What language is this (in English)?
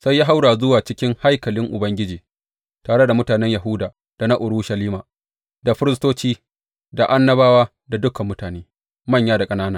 Hausa